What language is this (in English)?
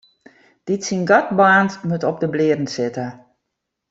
Western Frisian